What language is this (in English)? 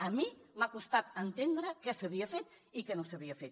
Catalan